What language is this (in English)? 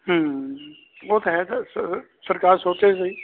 Punjabi